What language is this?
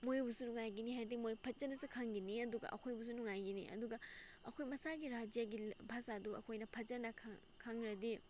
Manipuri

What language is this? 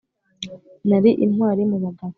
Kinyarwanda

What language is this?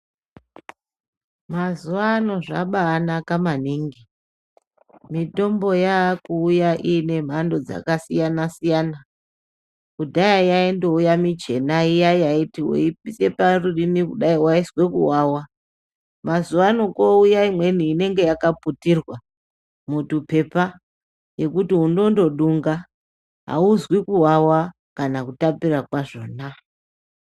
Ndau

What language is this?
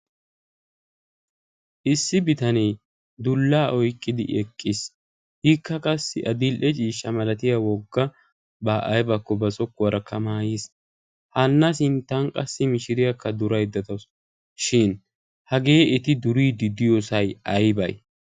Wolaytta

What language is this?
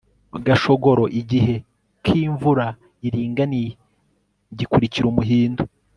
Kinyarwanda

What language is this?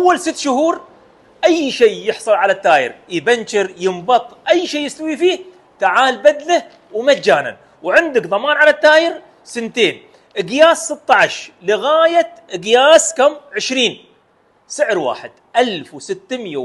Arabic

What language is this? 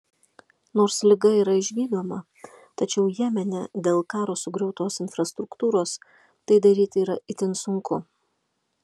Lithuanian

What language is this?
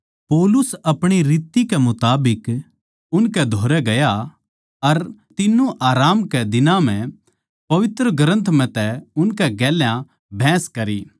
Haryanvi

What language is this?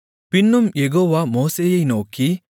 Tamil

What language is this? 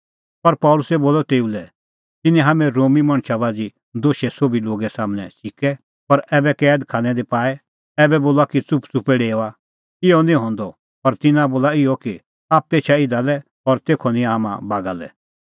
Kullu Pahari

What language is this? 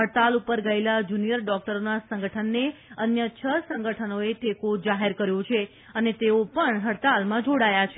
Gujarati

